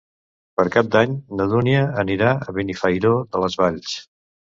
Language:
Catalan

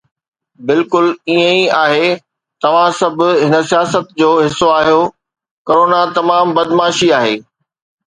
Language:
Sindhi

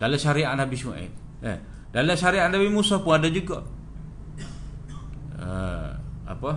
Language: Malay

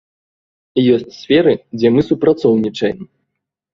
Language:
Belarusian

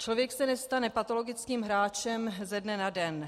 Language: Czech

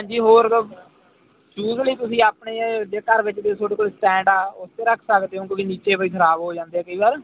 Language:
Punjabi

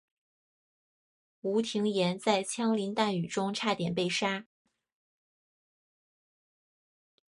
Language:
Chinese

